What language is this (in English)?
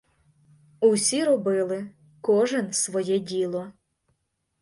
Ukrainian